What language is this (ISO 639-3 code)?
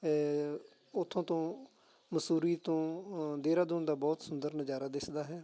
pan